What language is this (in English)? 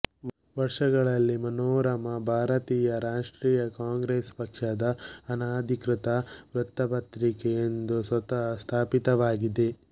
Kannada